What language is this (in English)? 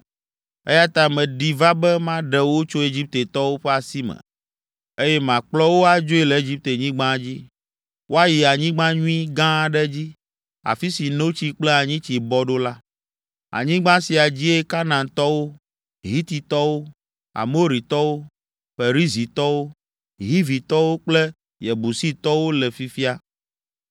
Ewe